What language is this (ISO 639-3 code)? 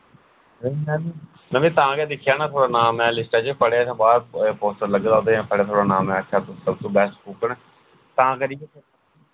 doi